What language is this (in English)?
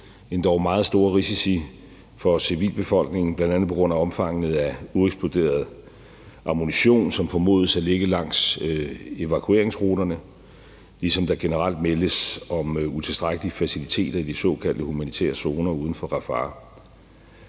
Danish